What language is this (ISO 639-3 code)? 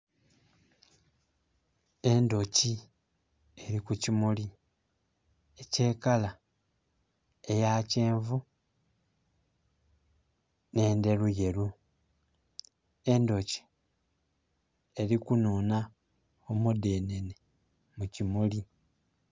xog